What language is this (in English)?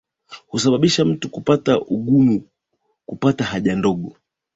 Swahili